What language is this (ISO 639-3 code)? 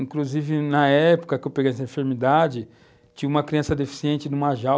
por